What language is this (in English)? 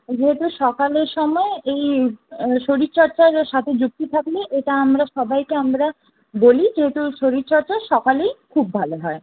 Bangla